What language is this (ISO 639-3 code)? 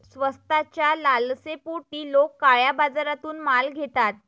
mar